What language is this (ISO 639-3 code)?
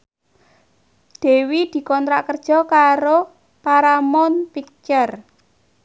jav